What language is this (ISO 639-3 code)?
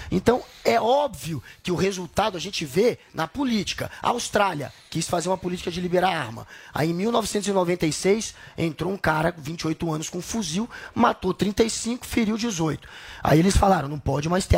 por